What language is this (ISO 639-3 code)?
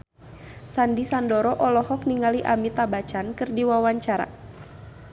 sun